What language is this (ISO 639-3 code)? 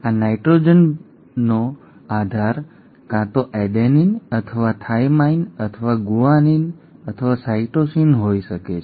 guj